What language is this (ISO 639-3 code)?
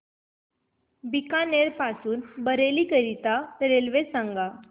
mar